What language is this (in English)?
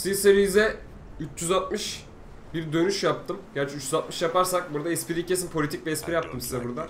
Turkish